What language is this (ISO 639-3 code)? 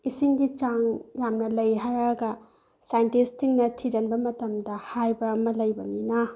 mni